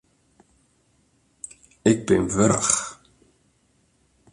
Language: Western Frisian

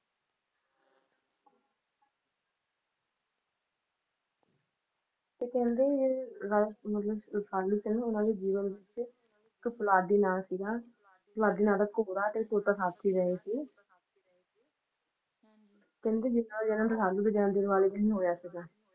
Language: Punjabi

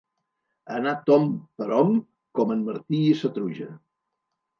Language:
Catalan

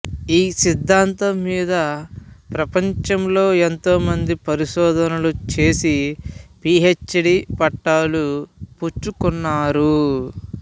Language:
Telugu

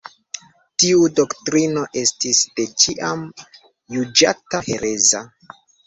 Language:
Esperanto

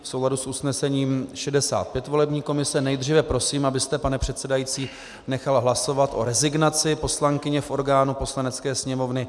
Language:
Czech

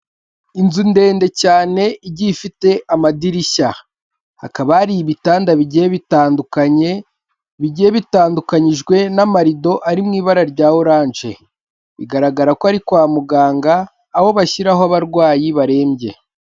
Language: Kinyarwanda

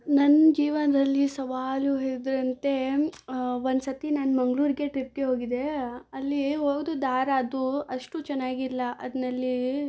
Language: Kannada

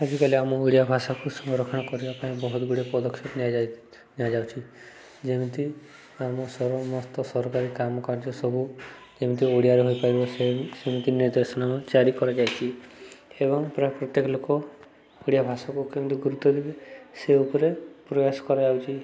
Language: Odia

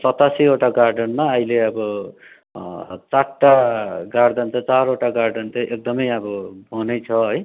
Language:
Nepali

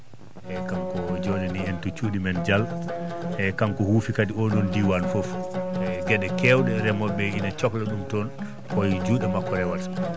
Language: Fula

